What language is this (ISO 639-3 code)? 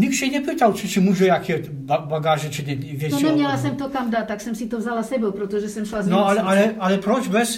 ces